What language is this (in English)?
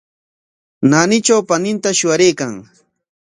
Corongo Ancash Quechua